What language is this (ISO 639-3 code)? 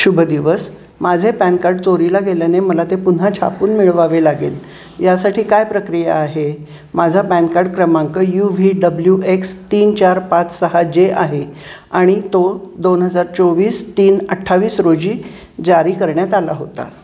mar